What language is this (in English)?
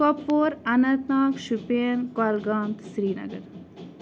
Kashmiri